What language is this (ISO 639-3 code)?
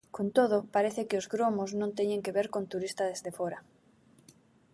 glg